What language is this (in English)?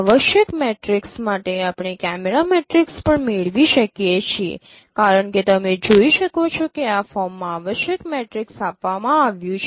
Gujarati